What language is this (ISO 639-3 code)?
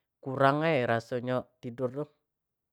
jax